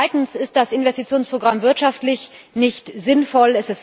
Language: German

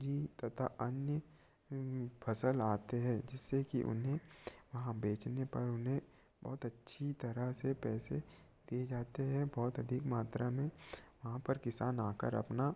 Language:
Hindi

